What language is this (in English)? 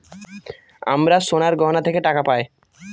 Bangla